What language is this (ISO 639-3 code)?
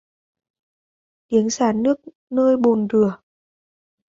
vie